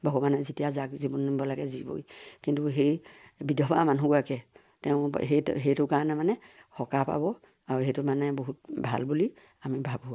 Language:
Assamese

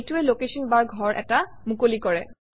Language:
Assamese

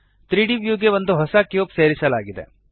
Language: Kannada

